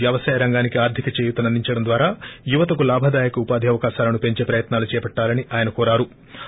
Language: Telugu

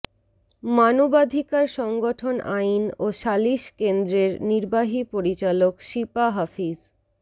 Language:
Bangla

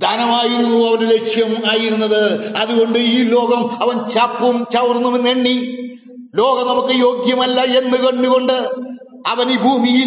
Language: Malayalam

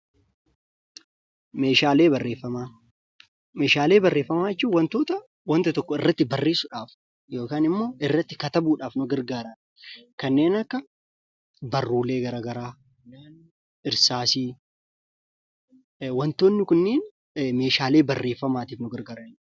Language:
Oromo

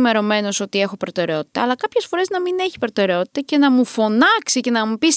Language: Greek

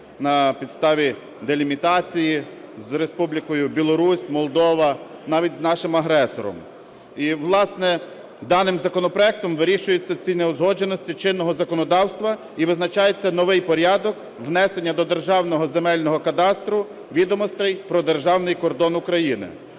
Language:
Ukrainian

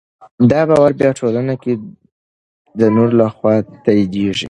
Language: Pashto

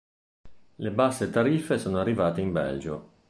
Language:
Italian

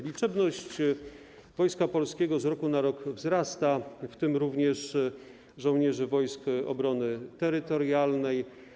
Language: Polish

